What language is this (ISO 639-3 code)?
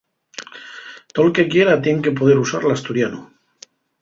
ast